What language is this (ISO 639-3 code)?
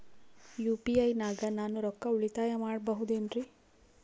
kan